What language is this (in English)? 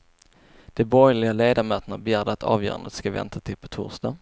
Swedish